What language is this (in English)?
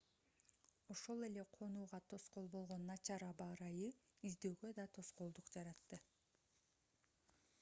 Kyrgyz